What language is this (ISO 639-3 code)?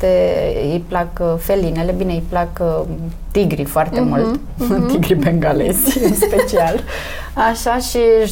ron